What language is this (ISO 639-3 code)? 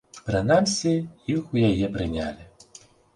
bel